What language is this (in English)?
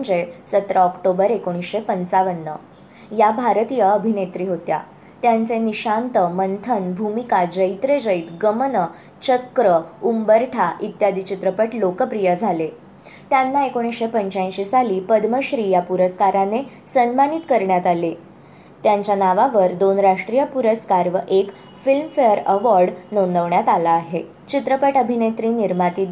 Marathi